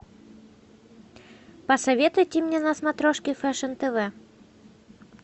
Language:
Russian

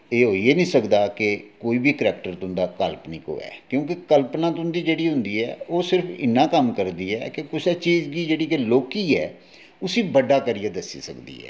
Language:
Dogri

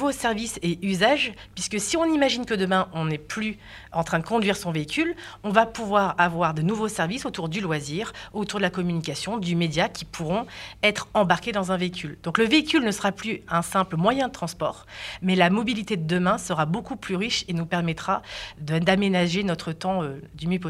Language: French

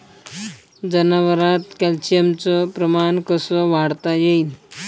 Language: Marathi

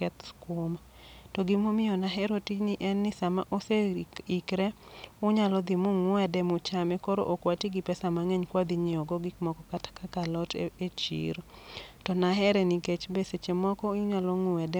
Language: Luo (Kenya and Tanzania)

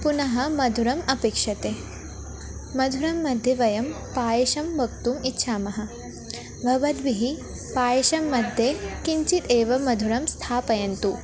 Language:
Sanskrit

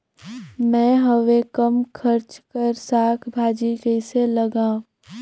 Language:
Chhattisgarhi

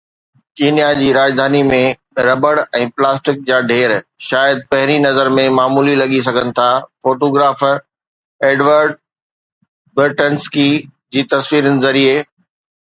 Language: Sindhi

